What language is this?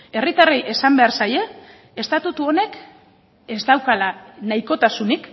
Basque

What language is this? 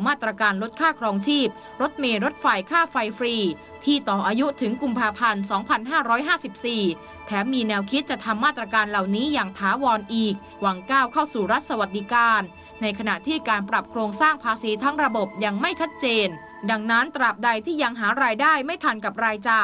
Thai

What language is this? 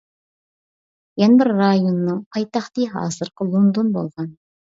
Uyghur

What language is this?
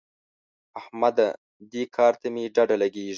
Pashto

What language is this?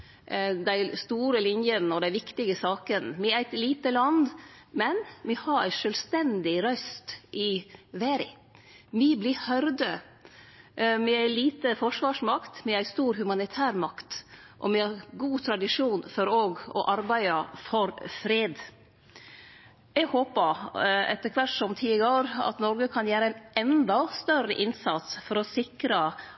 Norwegian Nynorsk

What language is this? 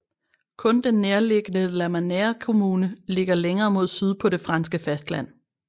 Danish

